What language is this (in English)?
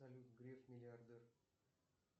Russian